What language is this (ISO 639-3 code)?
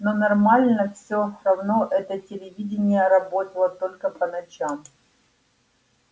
rus